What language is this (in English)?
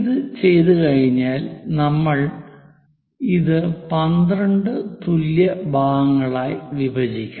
Malayalam